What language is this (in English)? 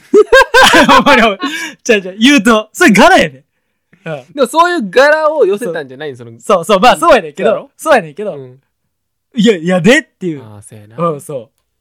Japanese